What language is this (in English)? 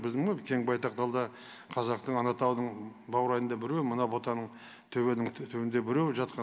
Kazakh